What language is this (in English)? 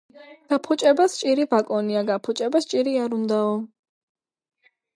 Georgian